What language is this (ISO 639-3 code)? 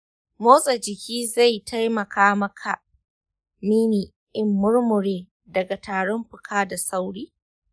hau